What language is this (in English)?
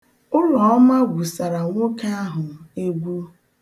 Igbo